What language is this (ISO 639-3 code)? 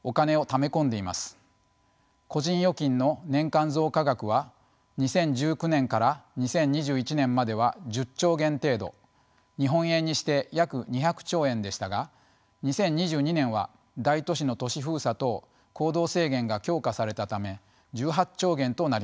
jpn